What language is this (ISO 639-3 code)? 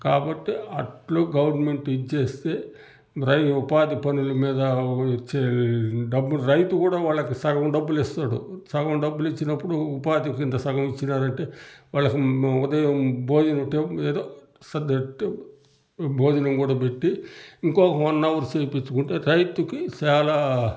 tel